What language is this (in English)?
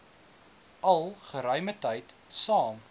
Afrikaans